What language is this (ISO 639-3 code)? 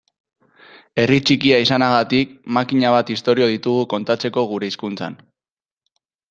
eus